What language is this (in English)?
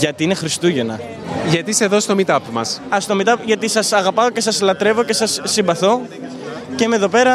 Greek